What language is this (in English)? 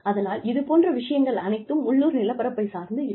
Tamil